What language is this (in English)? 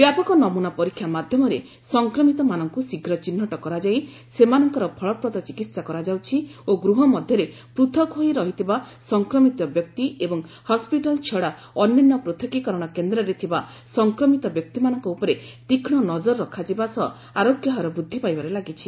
Odia